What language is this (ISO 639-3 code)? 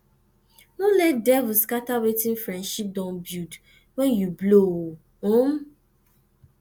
pcm